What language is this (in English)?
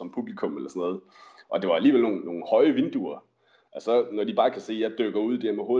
Danish